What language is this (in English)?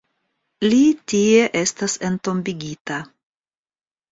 Esperanto